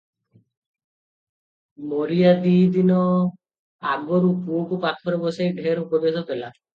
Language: Odia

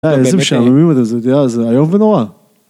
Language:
Hebrew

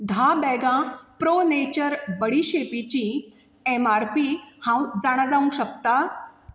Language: Konkani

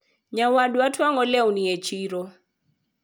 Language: Luo (Kenya and Tanzania)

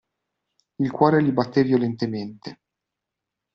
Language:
Italian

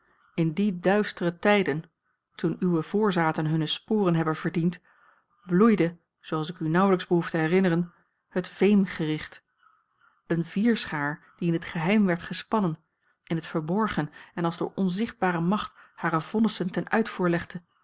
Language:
Dutch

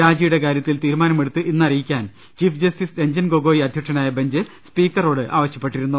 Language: Malayalam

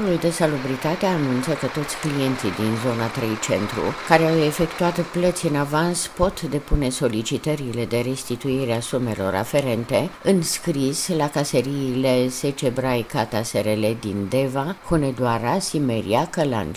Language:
Romanian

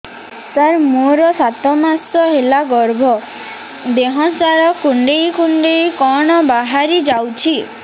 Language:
Odia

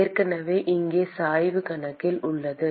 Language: Tamil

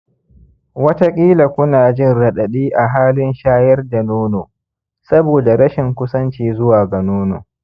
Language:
Hausa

